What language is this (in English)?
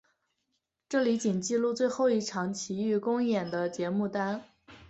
Chinese